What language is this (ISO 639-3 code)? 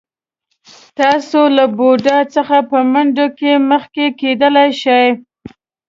pus